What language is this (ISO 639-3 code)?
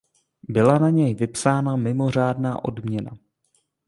ces